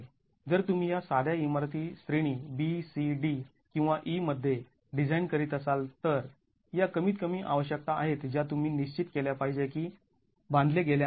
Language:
Marathi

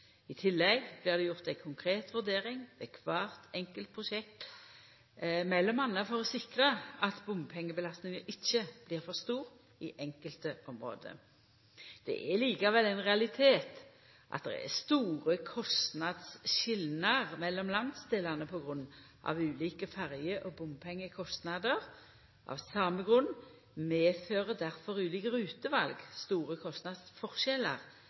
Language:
Norwegian Nynorsk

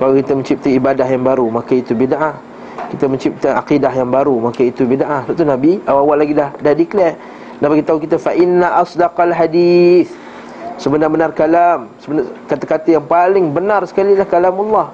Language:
Malay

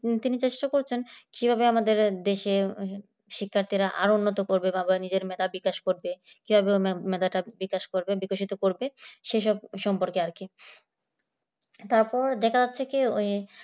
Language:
Bangla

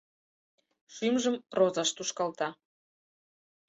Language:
Mari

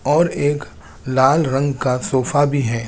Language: Hindi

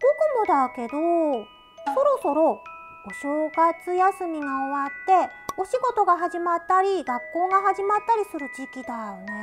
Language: Japanese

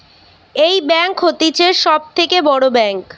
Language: Bangla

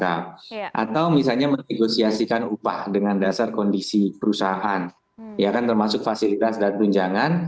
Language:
Indonesian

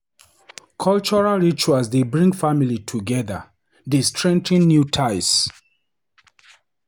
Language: Nigerian Pidgin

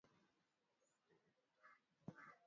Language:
Swahili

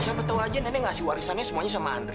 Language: Indonesian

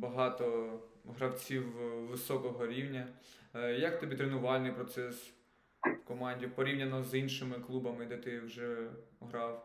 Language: Ukrainian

